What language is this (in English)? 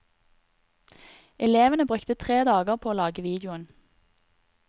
Norwegian